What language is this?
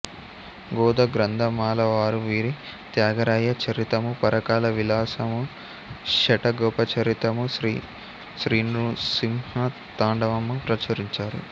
Telugu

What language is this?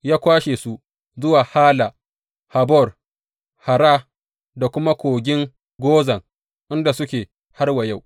Hausa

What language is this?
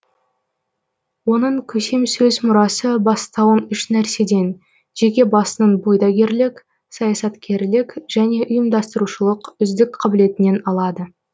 Kazakh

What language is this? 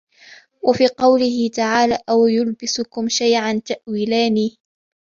Arabic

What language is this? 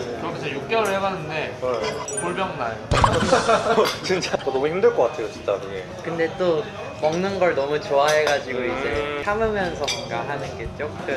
Korean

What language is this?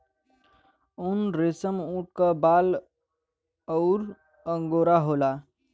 Bhojpuri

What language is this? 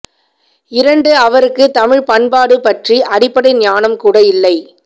Tamil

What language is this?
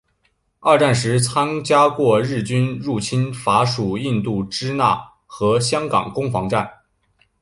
Chinese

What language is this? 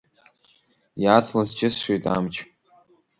Abkhazian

